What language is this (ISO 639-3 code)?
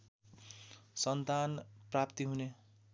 nep